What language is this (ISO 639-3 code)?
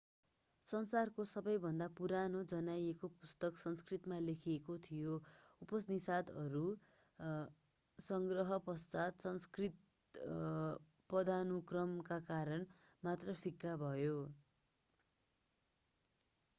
nep